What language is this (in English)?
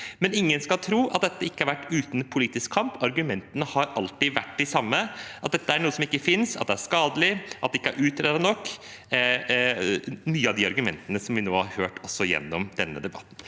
Norwegian